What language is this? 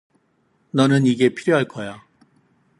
Korean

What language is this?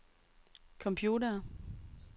Danish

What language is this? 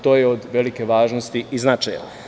Serbian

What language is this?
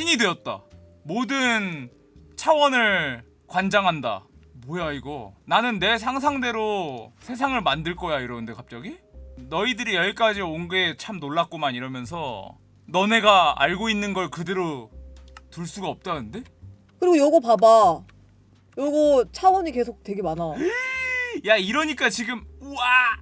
Korean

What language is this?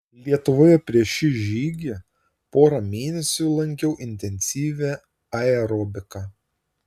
Lithuanian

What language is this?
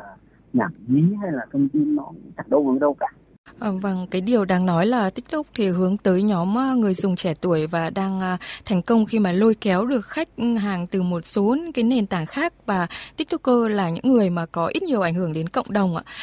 Vietnamese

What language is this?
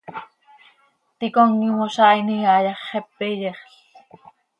Seri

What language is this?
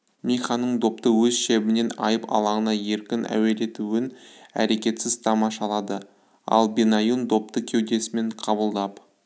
Kazakh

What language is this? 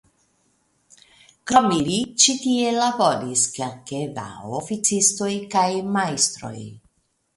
Esperanto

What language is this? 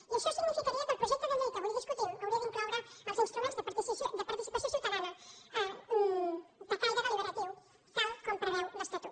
Catalan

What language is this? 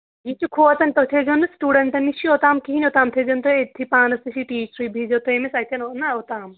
Kashmiri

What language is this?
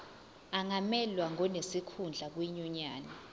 Zulu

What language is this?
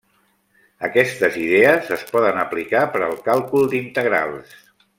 Catalan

